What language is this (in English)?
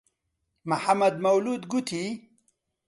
Central Kurdish